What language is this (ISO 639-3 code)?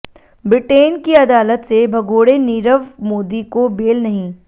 hin